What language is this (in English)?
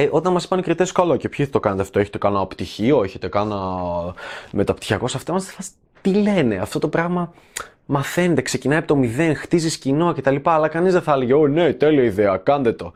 Greek